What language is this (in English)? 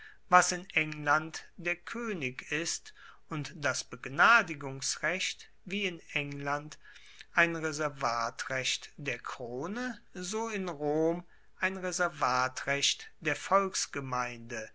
German